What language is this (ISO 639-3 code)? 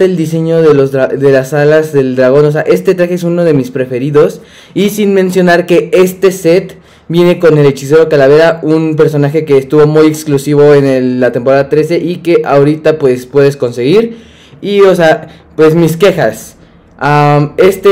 spa